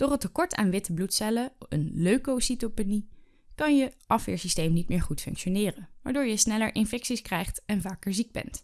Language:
Dutch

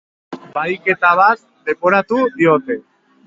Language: Basque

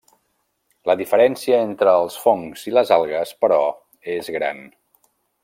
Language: Catalan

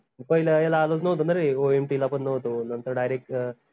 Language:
Marathi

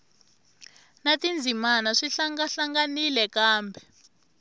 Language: Tsonga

